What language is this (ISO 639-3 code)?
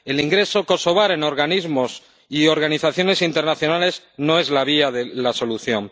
spa